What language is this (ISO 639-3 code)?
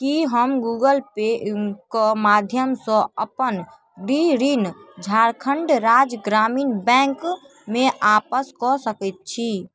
mai